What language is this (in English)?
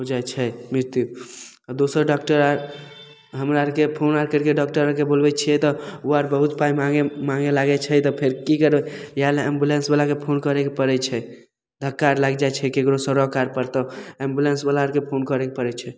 Maithili